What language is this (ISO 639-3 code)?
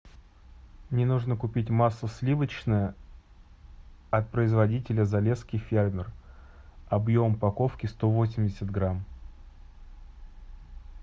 rus